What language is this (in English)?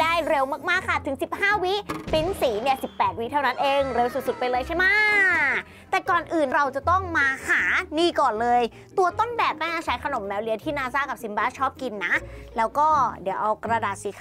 Thai